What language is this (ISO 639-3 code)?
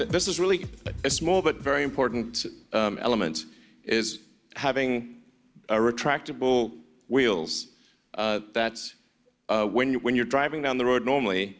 tha